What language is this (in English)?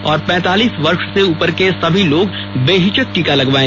Hindi